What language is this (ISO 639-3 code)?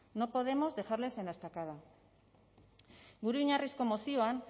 spa